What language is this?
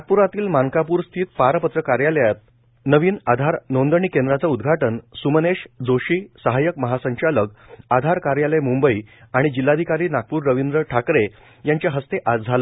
Marathi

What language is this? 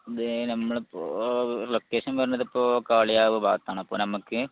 Malayalam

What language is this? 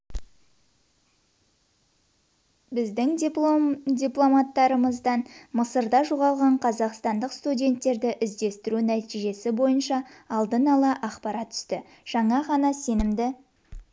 Kazakh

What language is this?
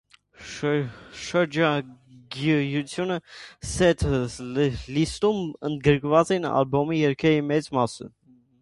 Armenian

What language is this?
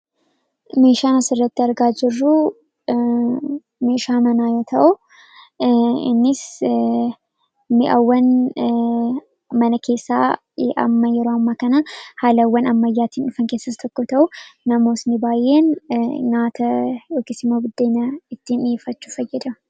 Oromo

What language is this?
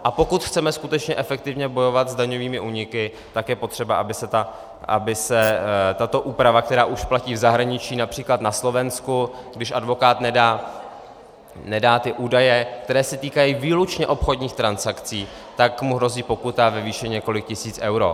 Czech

